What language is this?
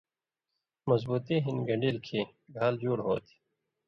Indus Kohistani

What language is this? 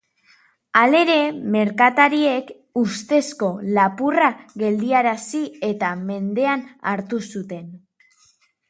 Basque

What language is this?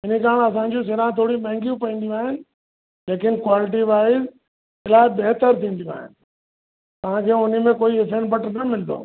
Sindhi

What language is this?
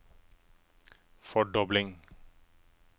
Norwegian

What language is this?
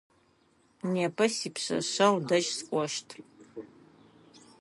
Adyghe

